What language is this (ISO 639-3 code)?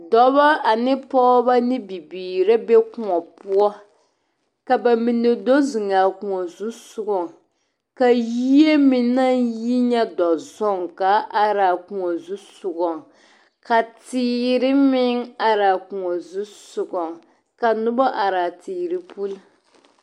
dga